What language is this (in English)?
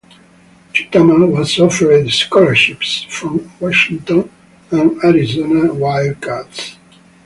English